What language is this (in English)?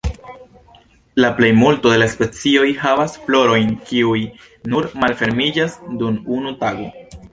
Esperanto